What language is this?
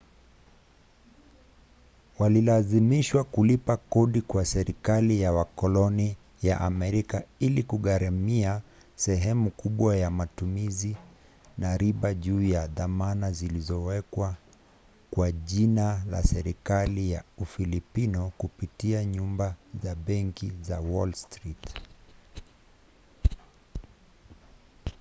Swahili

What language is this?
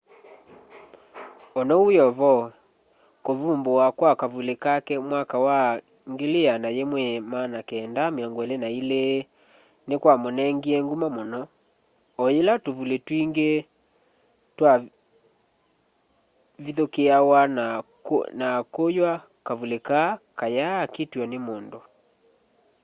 Kamba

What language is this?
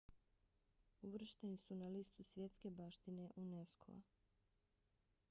Bosnian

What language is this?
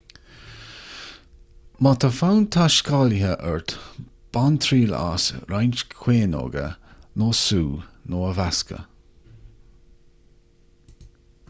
Irish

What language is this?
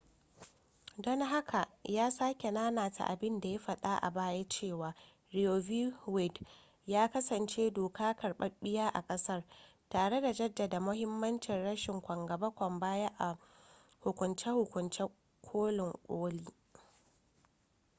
Hausa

